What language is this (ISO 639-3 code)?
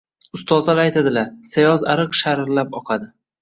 uzb